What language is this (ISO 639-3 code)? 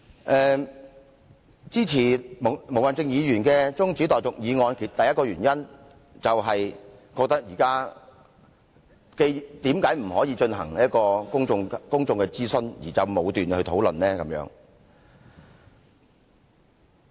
yue